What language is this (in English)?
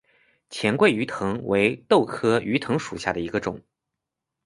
Chinese